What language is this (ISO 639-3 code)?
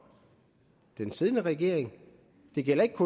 dan